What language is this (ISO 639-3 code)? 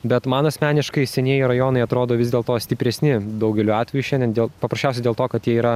lit